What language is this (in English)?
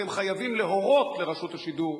Hebrew